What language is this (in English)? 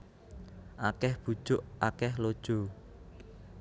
Javanese